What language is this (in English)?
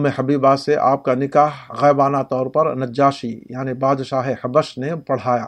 Urdu